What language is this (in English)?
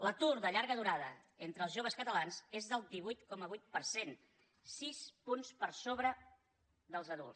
Catalan